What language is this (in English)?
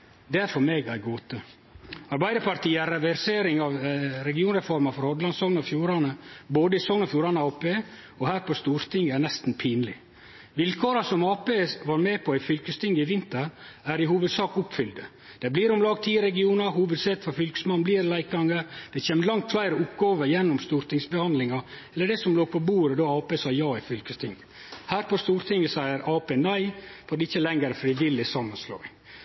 Norwegian Nynorsk